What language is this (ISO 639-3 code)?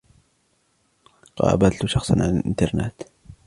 ara